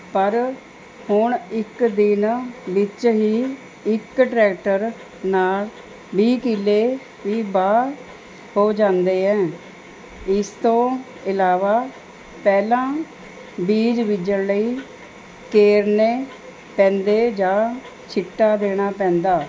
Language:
Punjabi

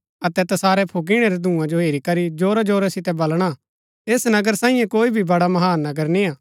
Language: Gaddi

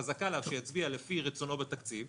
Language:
Hebrew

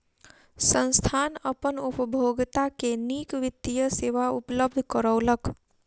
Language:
Maithili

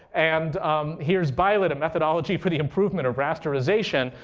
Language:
English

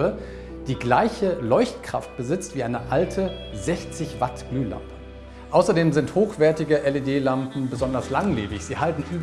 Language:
German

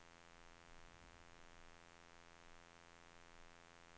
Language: Swedish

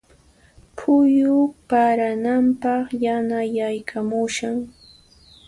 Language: Puno Quechua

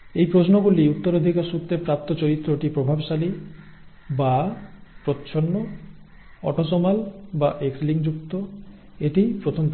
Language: Bangla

